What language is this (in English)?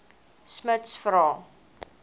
Afrikaans